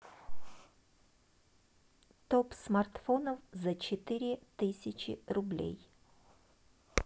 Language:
Russian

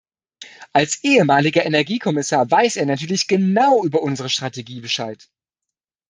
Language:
German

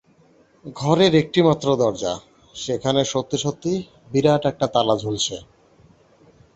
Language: Bangla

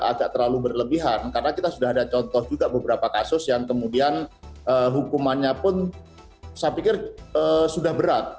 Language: Indonesian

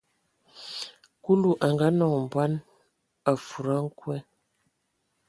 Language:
Ewondo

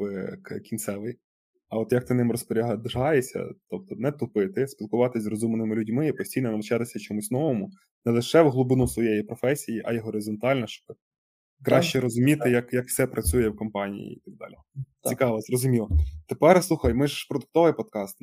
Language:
Ukrainian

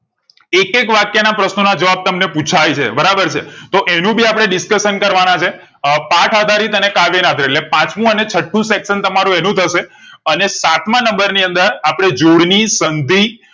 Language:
Gujarati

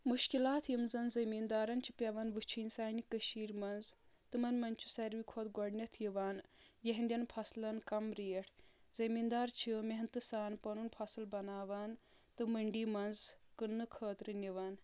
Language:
Kashmiri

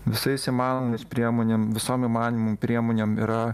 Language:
Lithuanian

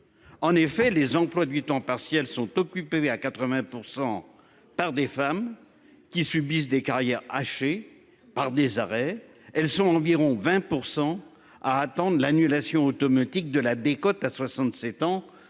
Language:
French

